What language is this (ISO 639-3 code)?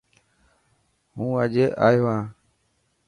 mki